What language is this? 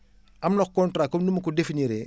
Wolof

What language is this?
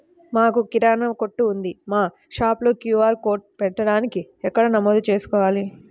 Telugu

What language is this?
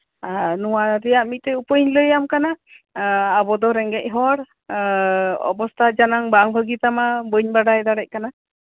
Santali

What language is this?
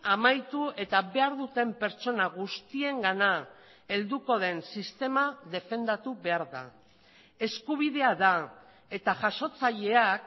Basque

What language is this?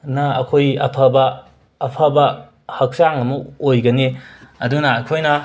Manipuri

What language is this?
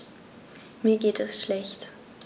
German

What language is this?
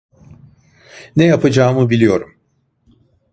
Turkish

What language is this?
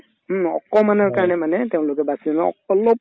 Assamese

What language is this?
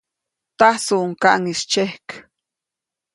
Copainalá Zoque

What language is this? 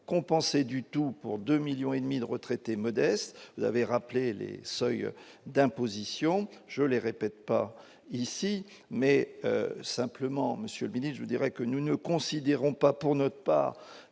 French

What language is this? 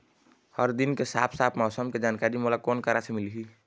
Chhattisgarhi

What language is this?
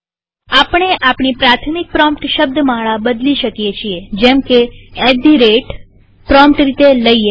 Gujarati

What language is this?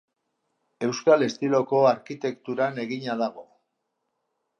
Basque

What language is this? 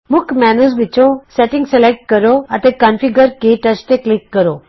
Punjabi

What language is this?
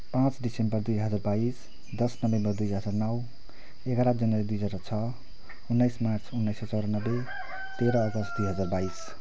Nepali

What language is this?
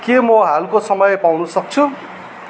Nepali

